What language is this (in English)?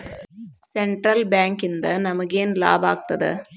Kannada